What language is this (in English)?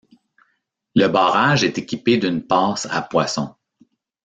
French